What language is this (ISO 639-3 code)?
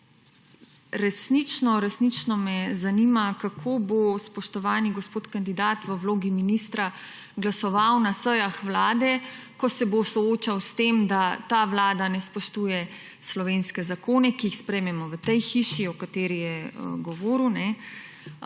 slv